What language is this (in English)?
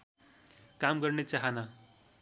Nepali